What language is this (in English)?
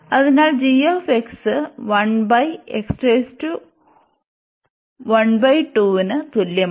Malayalam